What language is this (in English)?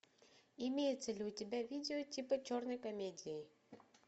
Russian